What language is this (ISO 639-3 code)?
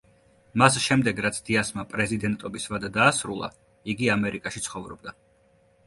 kat